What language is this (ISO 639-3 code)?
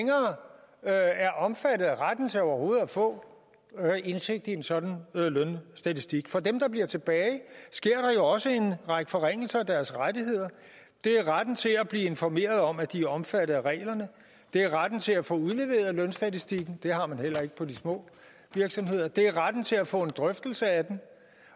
dan